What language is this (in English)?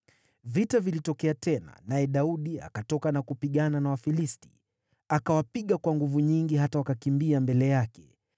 Swahili